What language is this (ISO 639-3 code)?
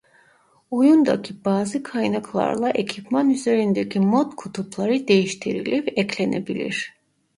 tur